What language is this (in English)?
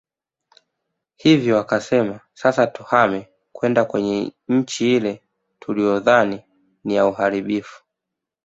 Swahili